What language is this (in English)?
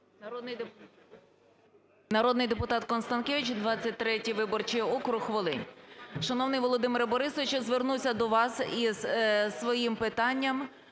Ukrainian